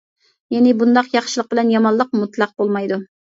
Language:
Uyghur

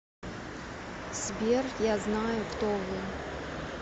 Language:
Russian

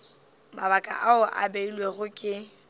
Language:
Northern Sotho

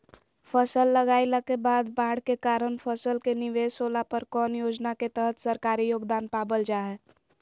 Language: Magahi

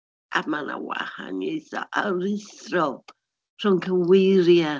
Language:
Welsh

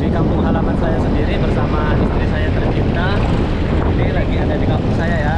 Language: English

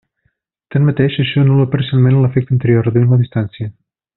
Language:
Catalan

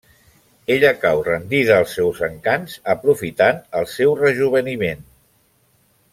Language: Catalan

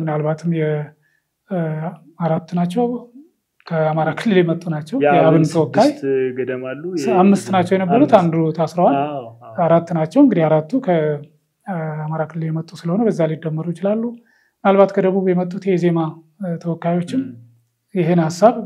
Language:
Arabic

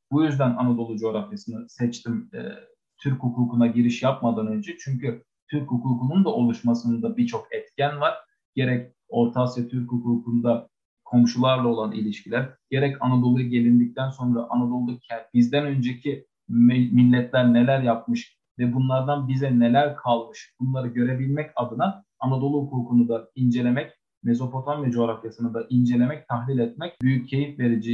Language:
Turkish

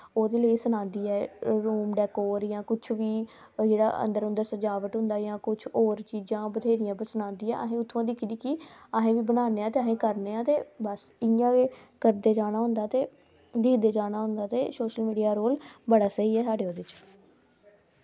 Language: Dogri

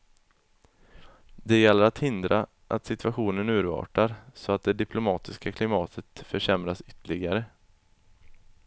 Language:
Swedish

